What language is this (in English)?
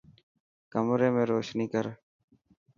Dhatki